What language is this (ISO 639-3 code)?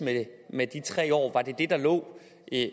dan